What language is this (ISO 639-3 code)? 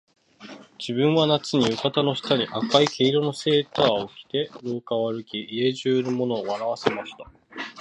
jpn